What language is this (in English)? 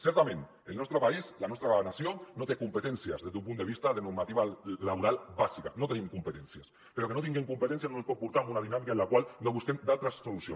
Catalan